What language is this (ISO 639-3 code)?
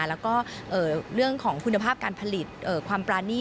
tha